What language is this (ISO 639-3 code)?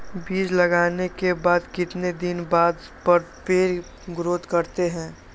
mag